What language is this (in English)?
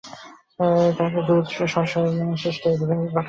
Bangla